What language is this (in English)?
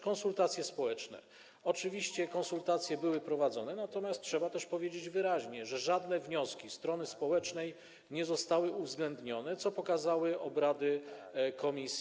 Polish